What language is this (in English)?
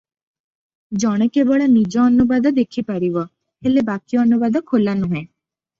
Odia